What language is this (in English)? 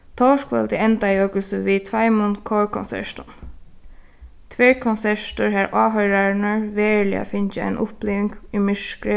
Faroese